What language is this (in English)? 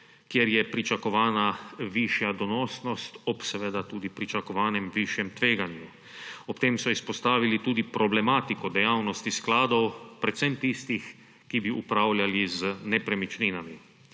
Slovenian